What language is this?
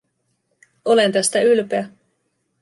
Finnish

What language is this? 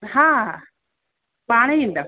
Sindhi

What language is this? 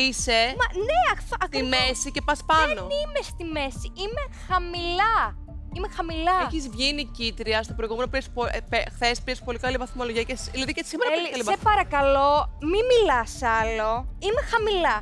Greek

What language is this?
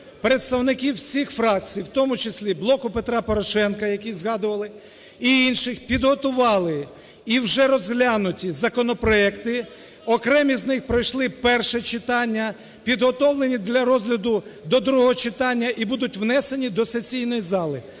Ukrainian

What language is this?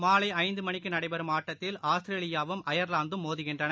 Tamil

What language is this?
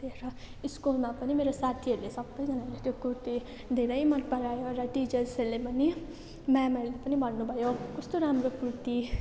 Nepali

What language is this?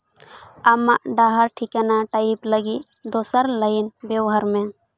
Santali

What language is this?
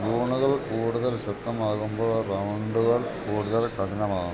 Malayalam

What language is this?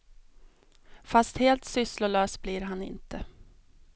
Swedish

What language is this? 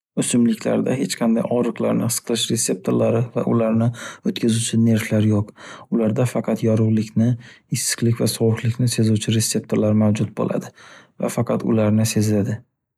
Uzbek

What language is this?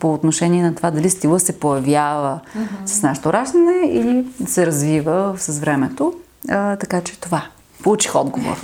Bulgarian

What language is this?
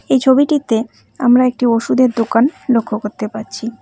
Bangla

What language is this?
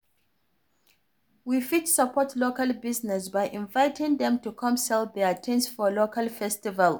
Nigerian Pidgin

